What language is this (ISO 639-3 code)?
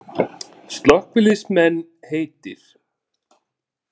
isl